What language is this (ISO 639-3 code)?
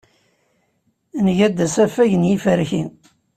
kab